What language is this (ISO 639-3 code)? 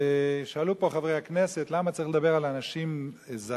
heb